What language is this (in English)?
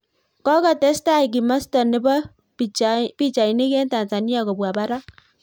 Kalenjin